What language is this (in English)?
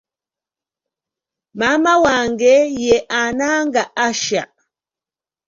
Ganda